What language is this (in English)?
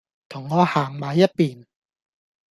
Cantonese